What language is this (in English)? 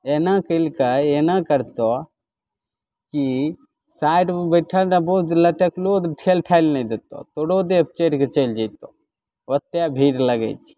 Maithili